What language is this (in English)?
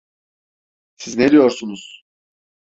Turkish